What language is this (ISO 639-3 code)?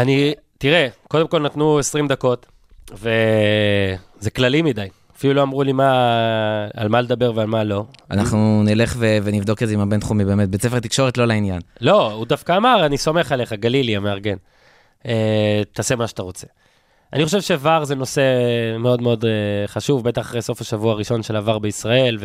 heb